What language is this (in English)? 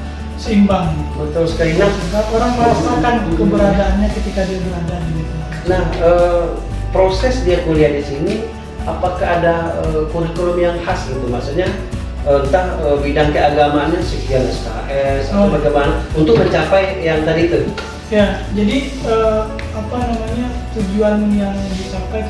Indonesian